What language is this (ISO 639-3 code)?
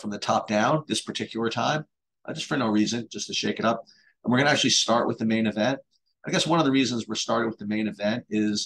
eng